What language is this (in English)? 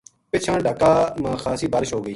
Gujari